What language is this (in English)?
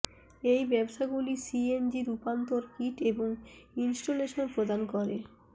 Bangla